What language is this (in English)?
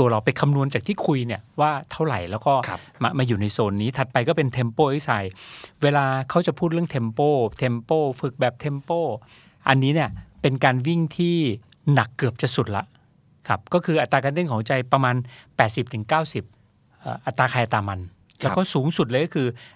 Thai